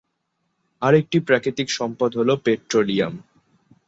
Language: Bangla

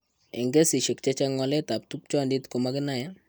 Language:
Kalenjin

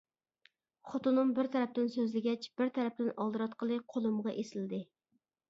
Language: Uyghur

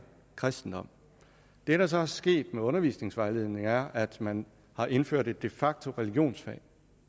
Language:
Danish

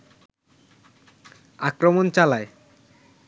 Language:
Bangla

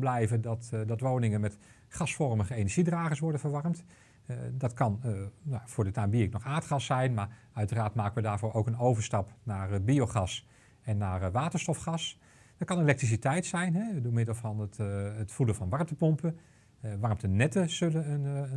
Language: Dutch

